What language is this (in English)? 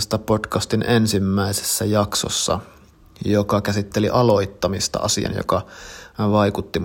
Finnish